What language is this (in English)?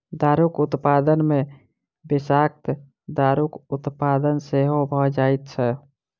Maithili